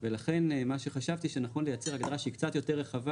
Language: Hebrew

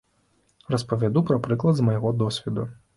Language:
Belarusian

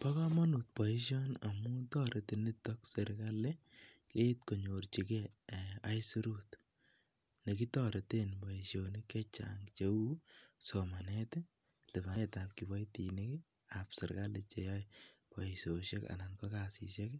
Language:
Kalenjin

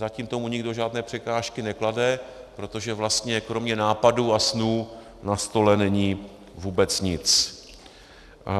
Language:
Czech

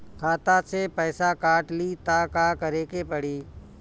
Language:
Bhojpuri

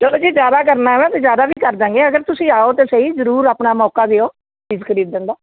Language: Punjabi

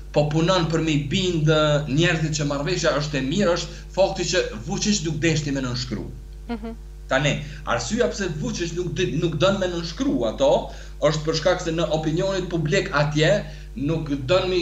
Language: Romanian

